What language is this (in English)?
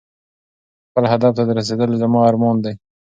Pashto